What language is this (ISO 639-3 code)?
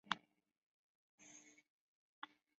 zho